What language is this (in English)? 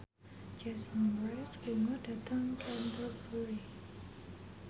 Javanese